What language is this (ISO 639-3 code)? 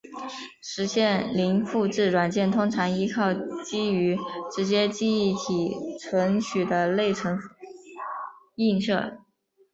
zho